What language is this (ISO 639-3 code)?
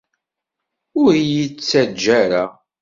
kab